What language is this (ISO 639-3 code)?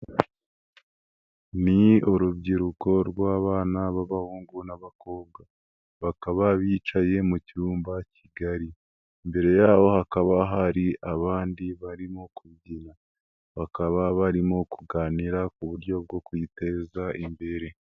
kin